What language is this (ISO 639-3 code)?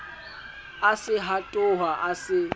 sot